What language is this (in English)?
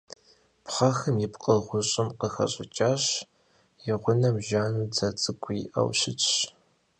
Kabardian